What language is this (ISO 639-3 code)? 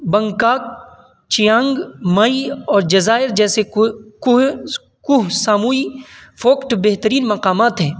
urd